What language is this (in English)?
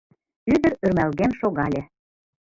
Mari